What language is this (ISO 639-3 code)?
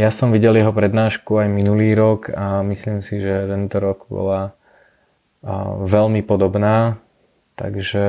slk